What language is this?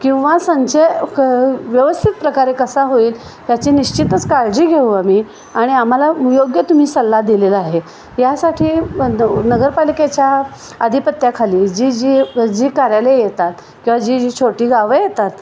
Marathi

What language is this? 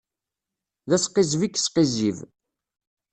Kabyle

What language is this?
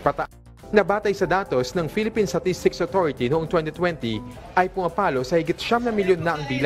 Filipino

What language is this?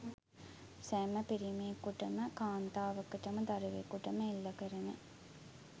Sinhala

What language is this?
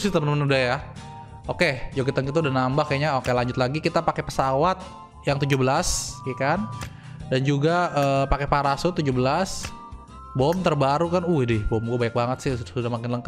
Indonesian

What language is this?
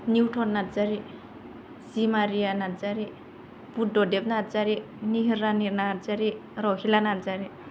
Bodo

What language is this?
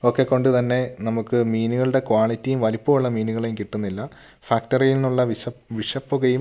Malayalam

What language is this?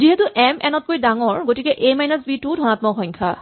Assamese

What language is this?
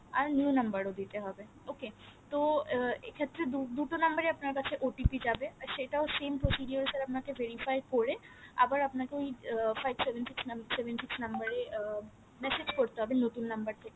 Bangla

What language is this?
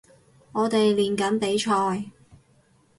Cantonese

